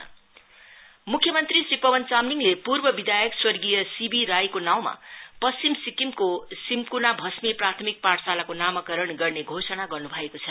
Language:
Nepali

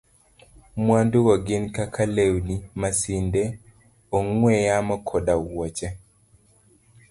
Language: Luo (Kenya and Tanzania)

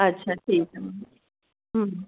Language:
Sindhi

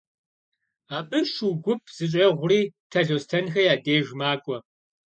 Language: Kabardian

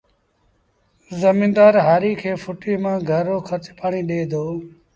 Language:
Sindhi Bhil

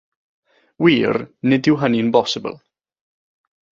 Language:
Welsh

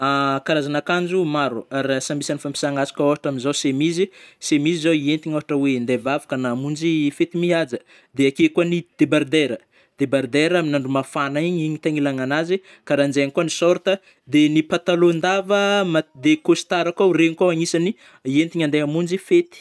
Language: Northern Betsimisaraka Malagasy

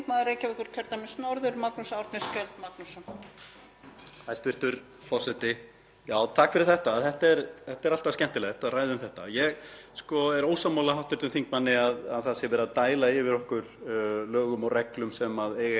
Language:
Icelandic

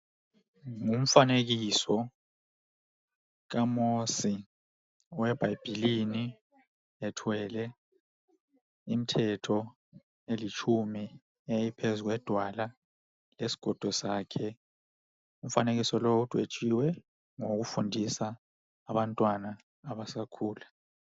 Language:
North Ndebele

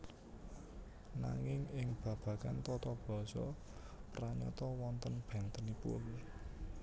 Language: Javanese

